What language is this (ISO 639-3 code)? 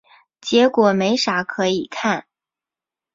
zho